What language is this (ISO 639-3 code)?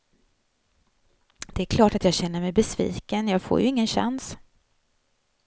swe